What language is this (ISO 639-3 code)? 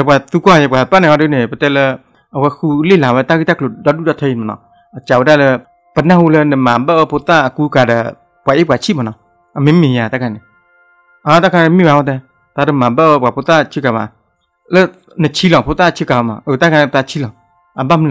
tha